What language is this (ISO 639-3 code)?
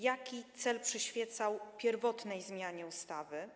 pol